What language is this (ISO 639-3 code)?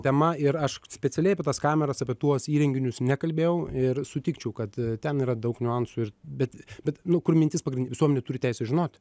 lit